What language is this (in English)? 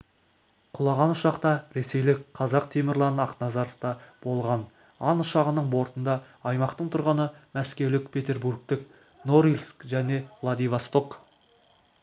Kazakh